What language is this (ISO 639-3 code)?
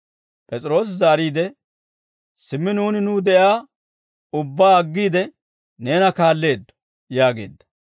dwr